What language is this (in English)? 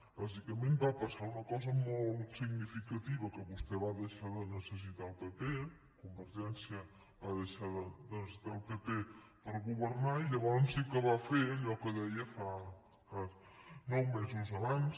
Catalan